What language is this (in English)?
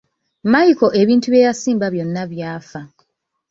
Ganda